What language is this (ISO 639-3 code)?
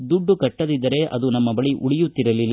kan